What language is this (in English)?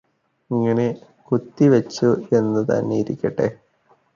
Malayalam